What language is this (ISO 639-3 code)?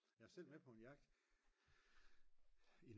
dan